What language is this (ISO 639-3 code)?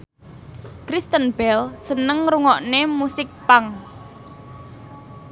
jav